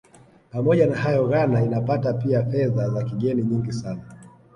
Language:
Swahili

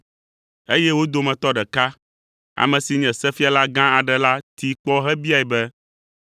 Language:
Ewe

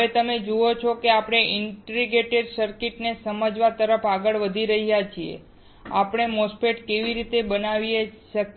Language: Gujarati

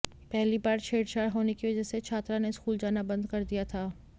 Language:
Hindi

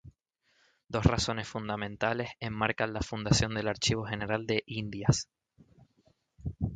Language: Spanish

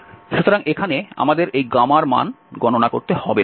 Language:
Bangla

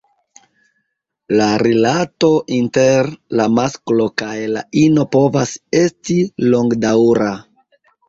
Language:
Esperanto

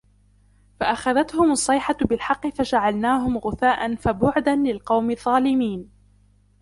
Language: Arabic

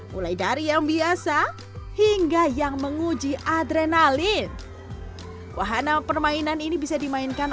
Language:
Indonesian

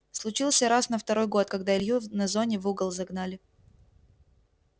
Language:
Russian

